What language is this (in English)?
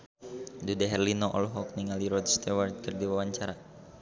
Sundanese